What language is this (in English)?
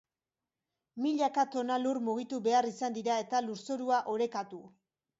Basque